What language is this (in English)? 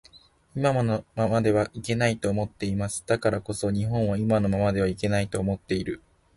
Japanese